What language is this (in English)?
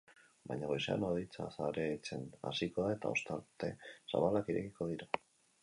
Basque